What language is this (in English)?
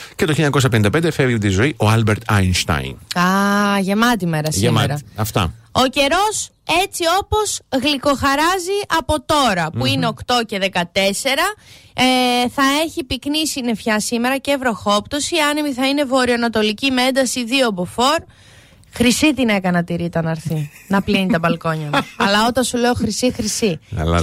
Greek